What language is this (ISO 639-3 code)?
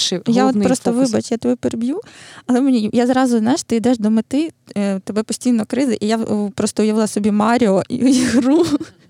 ukr